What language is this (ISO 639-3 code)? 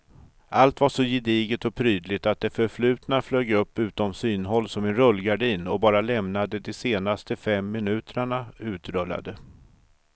swe